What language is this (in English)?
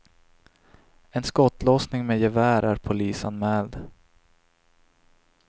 Swedish